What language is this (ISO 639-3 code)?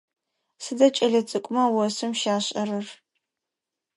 ady